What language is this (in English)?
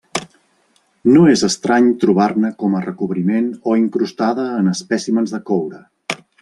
Catalan